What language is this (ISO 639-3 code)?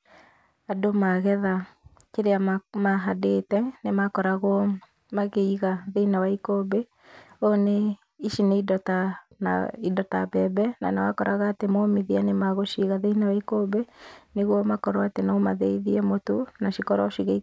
kik